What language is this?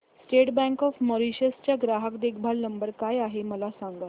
Marathi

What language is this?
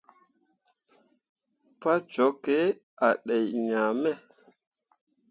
Mundang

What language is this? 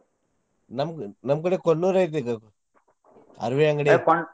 Kannada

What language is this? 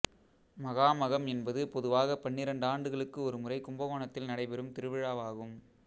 Tamil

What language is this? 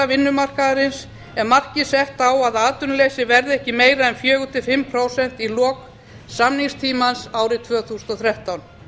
Icelandic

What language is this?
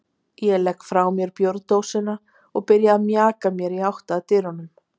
Icelandic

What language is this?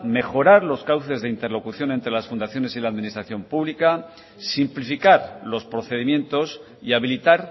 Spanish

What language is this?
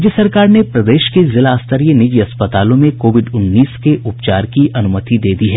Hindi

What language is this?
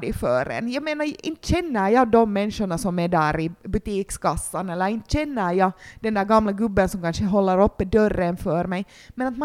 Swedish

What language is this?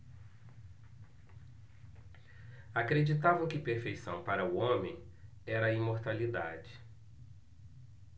Portuguese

